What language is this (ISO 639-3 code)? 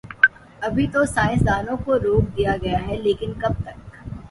urd